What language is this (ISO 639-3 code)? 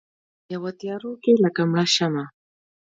pus